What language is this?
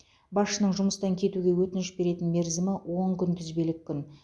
Kazakh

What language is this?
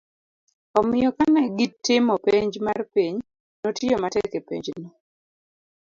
Luo (Kenya and Tanzania)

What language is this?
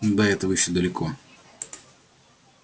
Russian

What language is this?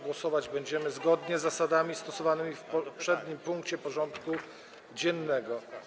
Polish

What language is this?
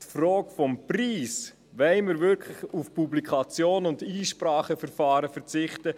Swiss German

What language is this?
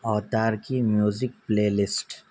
Urdu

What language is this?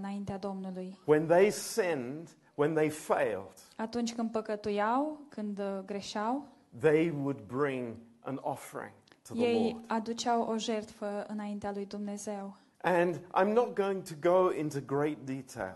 Romanian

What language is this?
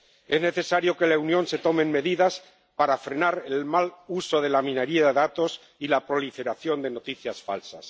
Spanish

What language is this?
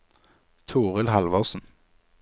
Norwegian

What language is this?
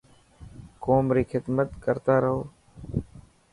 Dhatki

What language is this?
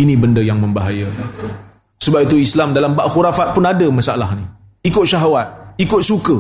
Malay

